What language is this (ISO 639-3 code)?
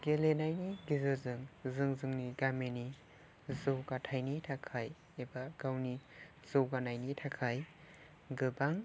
brx